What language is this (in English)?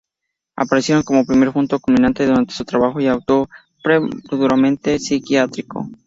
Spanish